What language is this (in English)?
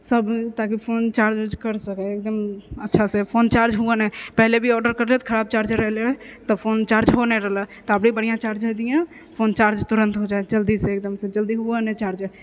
Maithili